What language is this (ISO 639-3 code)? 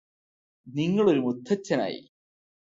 mal